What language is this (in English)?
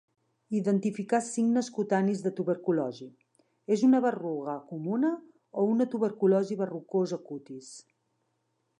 Catalan